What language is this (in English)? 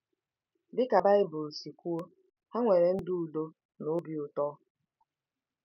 Igbo